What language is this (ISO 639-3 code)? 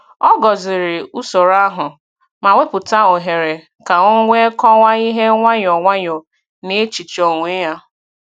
ibo